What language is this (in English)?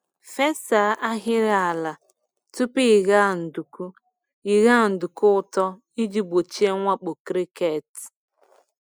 Igbo